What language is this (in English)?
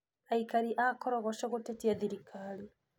Kikuyu